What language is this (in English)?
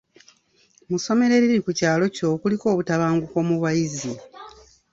Ganda